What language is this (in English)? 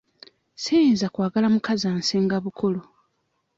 Ganda